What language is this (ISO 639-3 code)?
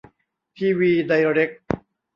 tha